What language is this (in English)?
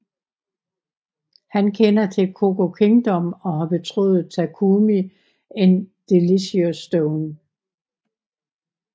Danish